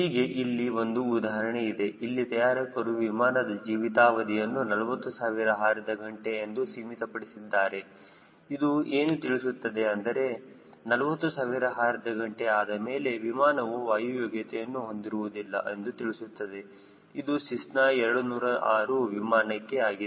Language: Kannada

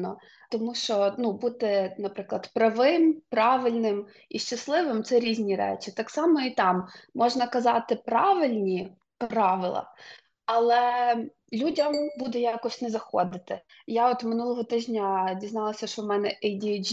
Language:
Ukrainian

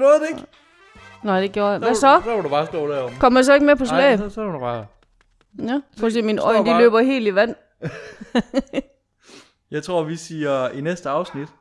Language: Danish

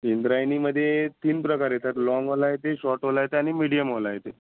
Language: Marathi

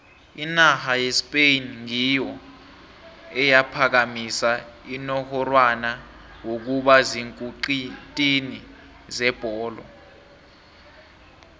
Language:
South Ndebele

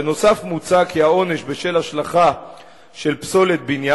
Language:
Hebrew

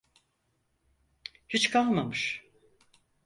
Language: Turkish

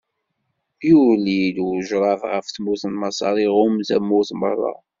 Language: Kabyle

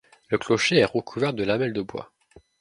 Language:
French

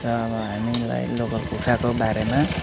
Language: Nepali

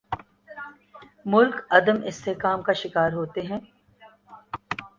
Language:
Urdu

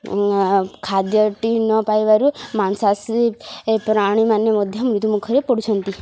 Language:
Odia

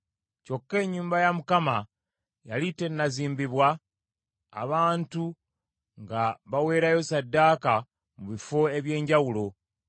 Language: Ganda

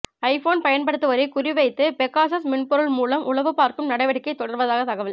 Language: Tamil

